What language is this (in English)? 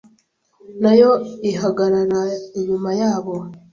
Kinyarwanda